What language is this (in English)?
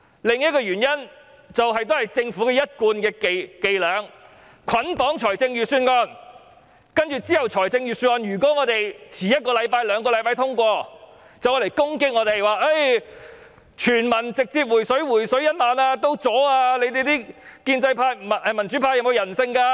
Cantonese